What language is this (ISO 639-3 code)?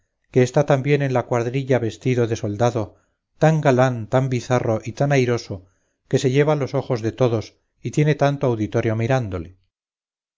spa